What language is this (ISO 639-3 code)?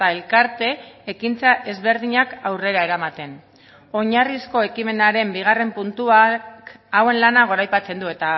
eus